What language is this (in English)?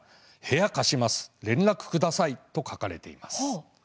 Japanese